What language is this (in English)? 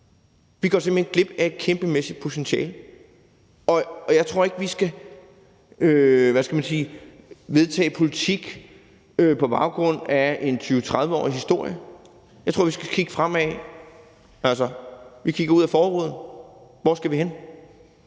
Danish